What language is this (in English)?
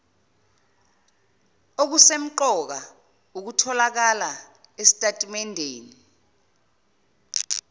Zulu